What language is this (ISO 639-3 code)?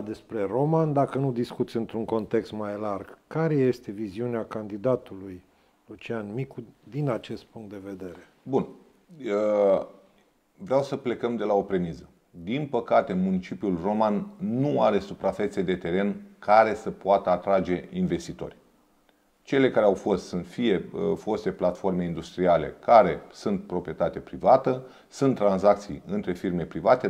ron